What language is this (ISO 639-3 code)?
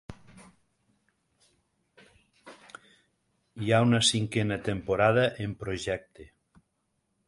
cat